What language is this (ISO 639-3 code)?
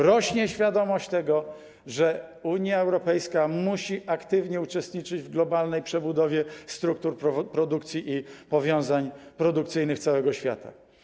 pol